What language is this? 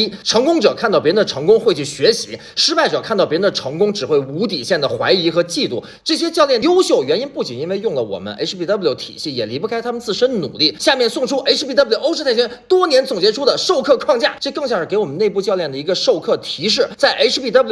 Chinese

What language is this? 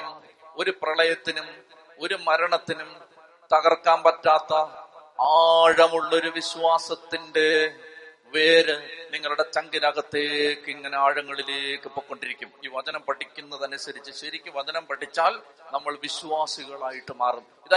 Malayalam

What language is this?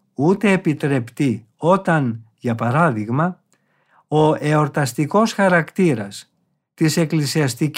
Greek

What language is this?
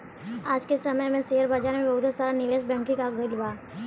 Bhojpuri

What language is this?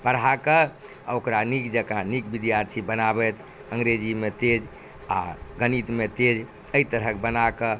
Maithili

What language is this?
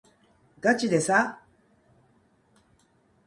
Japanese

